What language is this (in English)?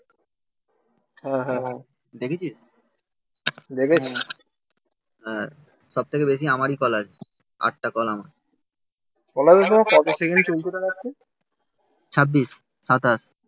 Bangla